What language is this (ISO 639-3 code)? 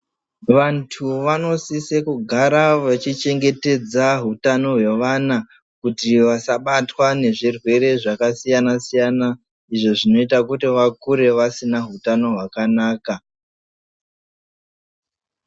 ndc